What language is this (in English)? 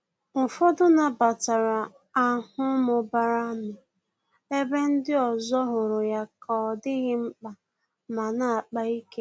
Igbo